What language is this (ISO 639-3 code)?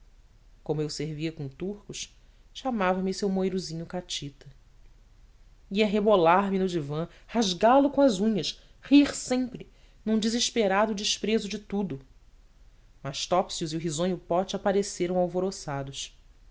por